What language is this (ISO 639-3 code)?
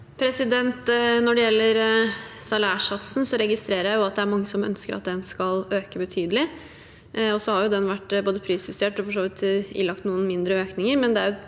nor